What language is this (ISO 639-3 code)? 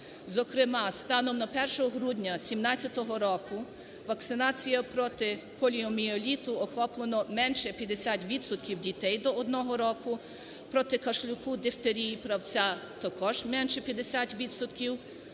ukr